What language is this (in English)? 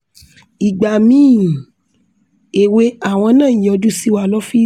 Yoruba